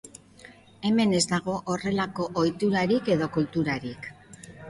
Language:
Basque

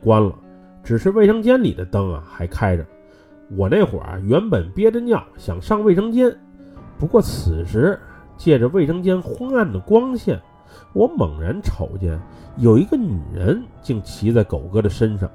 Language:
Chinese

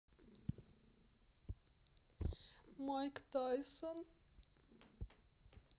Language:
Russian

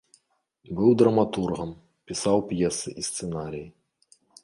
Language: Belarusian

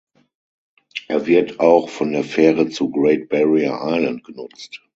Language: German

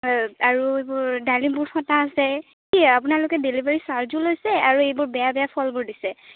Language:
Assamese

